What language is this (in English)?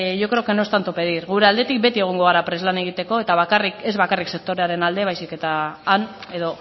Basque